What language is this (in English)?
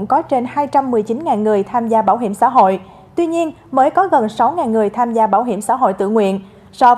Vietnamese